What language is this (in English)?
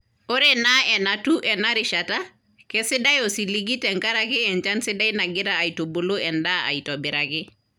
Masai